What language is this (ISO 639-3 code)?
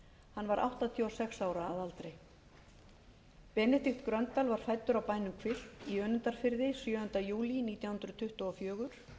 isl